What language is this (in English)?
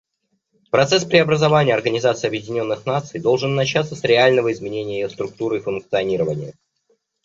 Russian